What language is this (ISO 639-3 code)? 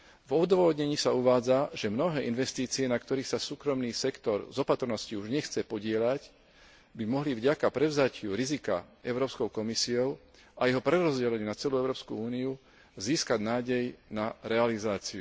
slk